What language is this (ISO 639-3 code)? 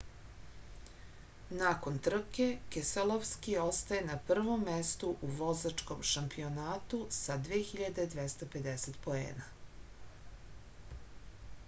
srp